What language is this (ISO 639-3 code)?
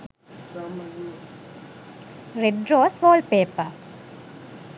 sin